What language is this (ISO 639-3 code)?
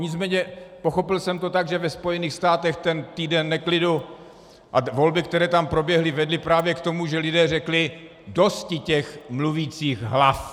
ces